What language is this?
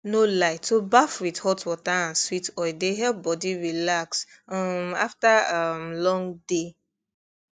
Nigerian Pidgin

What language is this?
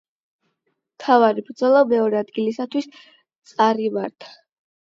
Georgian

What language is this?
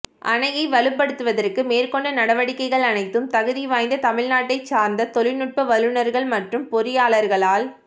Tamil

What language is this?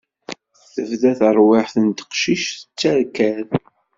Kabyle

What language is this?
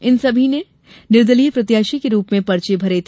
Hindi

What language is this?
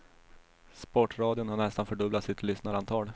Swedish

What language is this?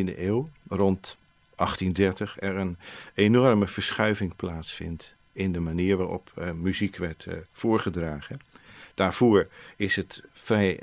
Dutch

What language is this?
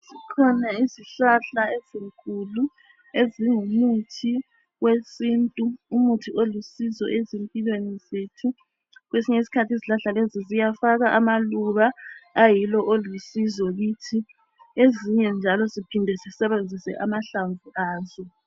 North Ndebele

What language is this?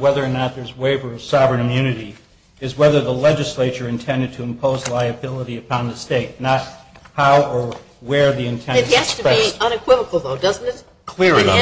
English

